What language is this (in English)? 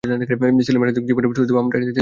Bangla